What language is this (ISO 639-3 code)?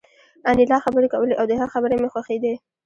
pus